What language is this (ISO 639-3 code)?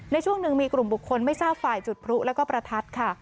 tha